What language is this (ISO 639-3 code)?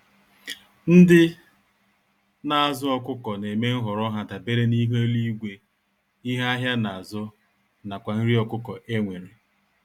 ibo